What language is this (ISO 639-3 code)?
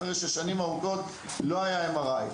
heb